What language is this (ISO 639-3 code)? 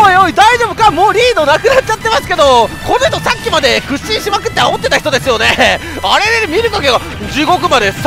jpn